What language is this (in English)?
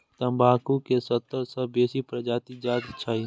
Maithili